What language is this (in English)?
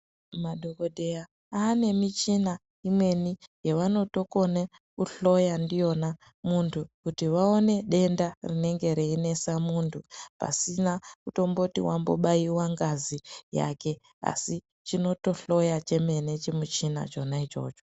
Ndau